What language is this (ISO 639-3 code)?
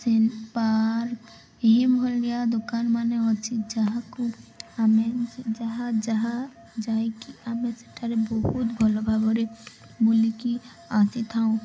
ori